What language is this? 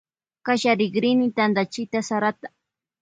Loja Highland Quichua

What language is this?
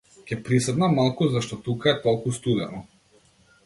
Macedonian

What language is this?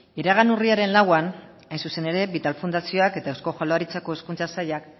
Basque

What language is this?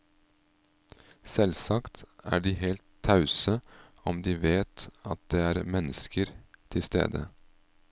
Norwegian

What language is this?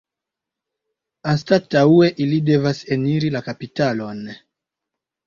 Esperanto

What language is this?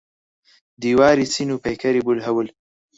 Central Kurdish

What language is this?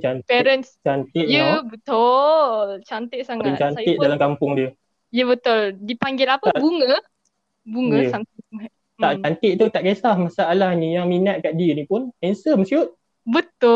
Malay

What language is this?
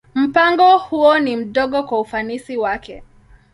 Swahili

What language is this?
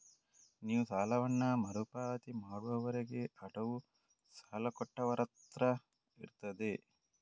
Kannada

